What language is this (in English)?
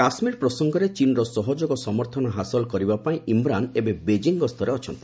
Odia